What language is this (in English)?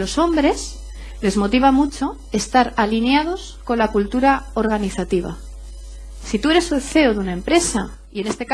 Spanish